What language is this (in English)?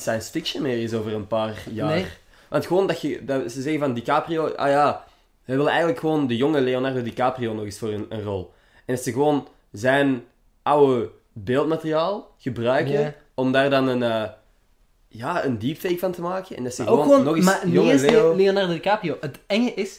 Dutch